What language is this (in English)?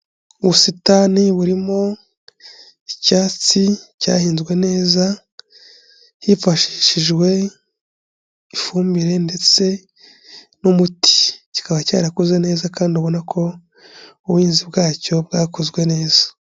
Kinyarwanda